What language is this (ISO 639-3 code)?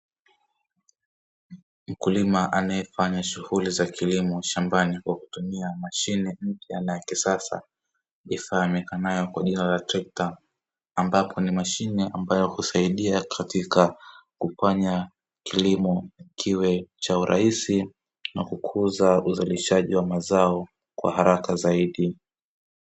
swa